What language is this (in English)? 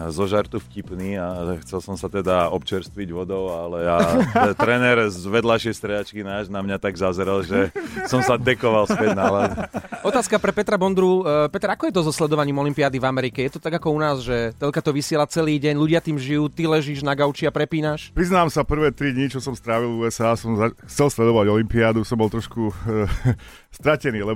Slovak